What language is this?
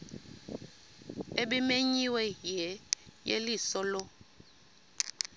Xhosa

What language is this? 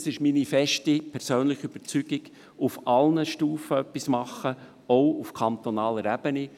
Swiss German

